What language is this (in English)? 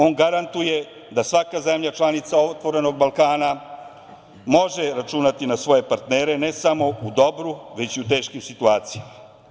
Serbian